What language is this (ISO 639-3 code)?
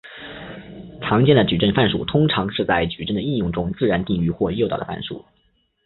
zho